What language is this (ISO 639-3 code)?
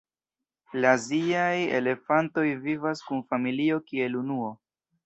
epo